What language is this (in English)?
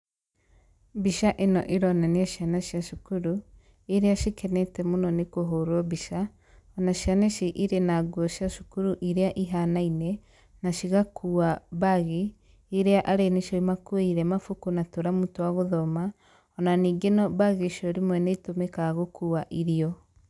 Kikuyu